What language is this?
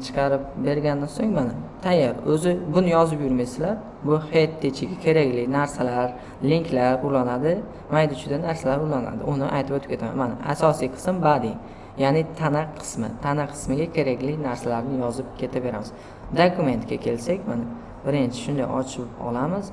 Uzbek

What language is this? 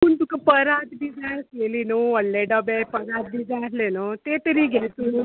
Konkani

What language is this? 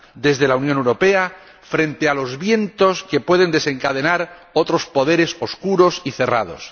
Spanish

